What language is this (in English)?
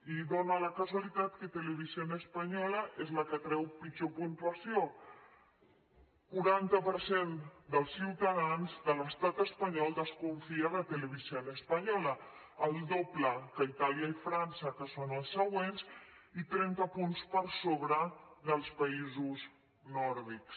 Catalan